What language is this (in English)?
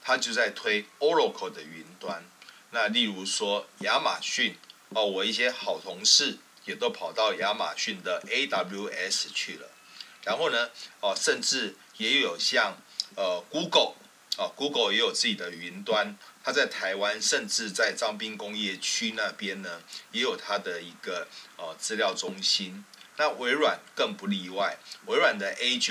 Chinese